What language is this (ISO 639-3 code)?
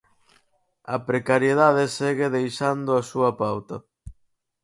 glg